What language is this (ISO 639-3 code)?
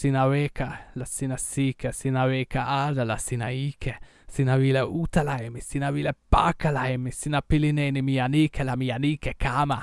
ita